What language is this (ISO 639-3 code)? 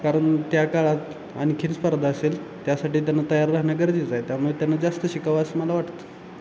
mar